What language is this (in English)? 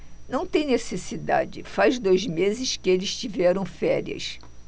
Portuguese